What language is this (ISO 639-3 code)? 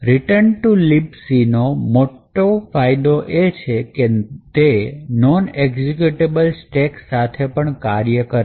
guj